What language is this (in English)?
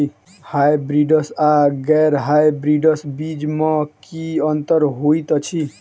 Maithili